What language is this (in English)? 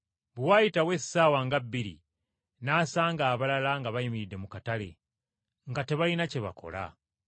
Ganda